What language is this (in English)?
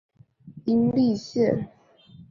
Chinese